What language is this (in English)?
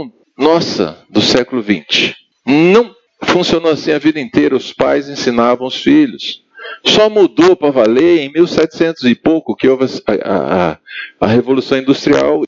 Portuguese